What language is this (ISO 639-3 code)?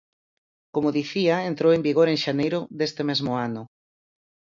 glg